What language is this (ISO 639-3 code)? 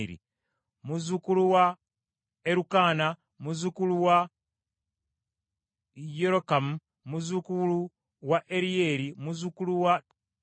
lug